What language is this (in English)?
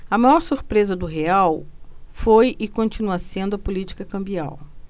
Portuguese